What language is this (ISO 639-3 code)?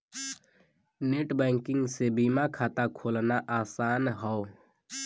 bho